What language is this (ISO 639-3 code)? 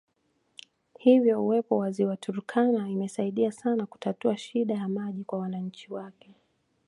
swa